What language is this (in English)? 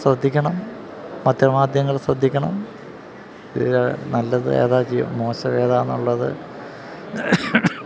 Malayalam